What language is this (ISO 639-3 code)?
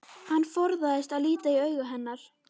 isl